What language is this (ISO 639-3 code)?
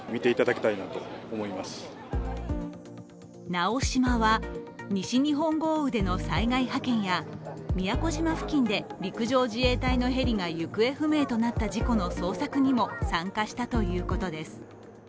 jpn